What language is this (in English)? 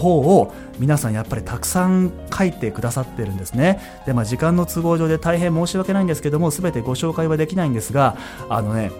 Japanese